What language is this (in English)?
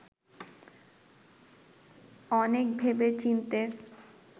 Bangla